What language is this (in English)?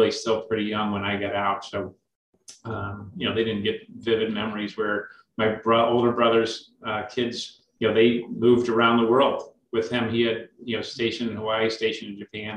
English